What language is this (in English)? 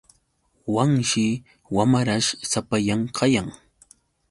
Yauyos Quechua